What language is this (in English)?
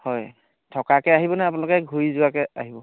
Assamese